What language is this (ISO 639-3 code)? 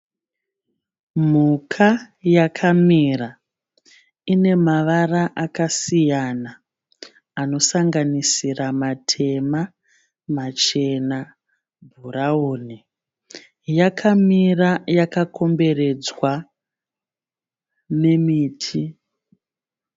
sna